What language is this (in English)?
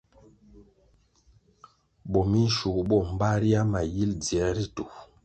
Kwasio